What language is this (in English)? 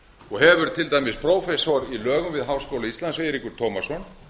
Icelandic